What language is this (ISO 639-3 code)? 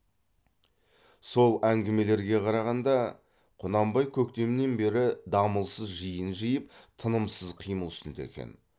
kaz